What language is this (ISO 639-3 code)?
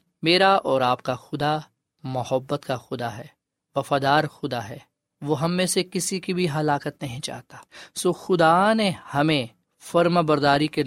urd